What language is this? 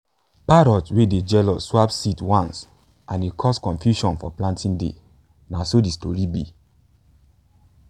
Nigerian Pidgin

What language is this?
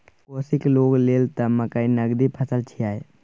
Maithili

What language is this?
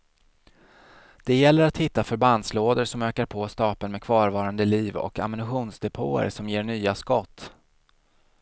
Swedish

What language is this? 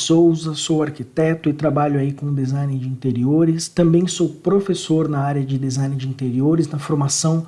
Portuguese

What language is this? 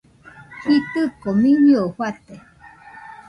Nüpode Huitoto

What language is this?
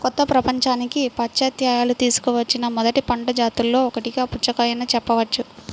Telugu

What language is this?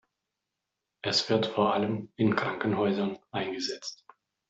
German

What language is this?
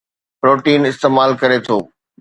Sindhi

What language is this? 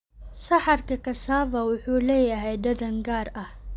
Somali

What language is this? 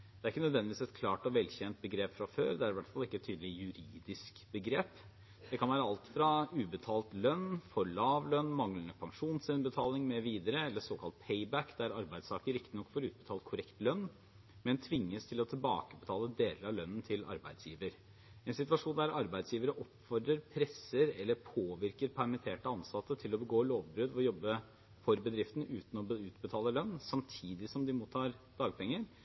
Norwegian Bokmål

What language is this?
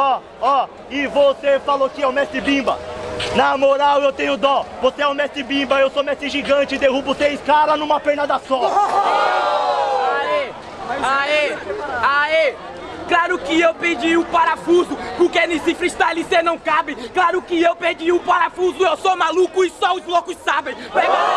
Portuguese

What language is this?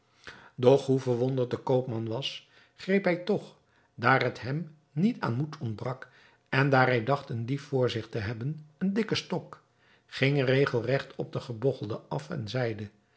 Dutch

